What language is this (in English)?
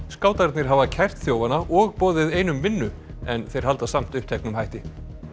Icelandic